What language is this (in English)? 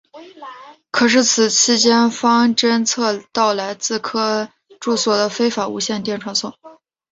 Chinese